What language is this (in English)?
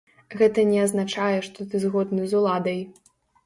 Belarusian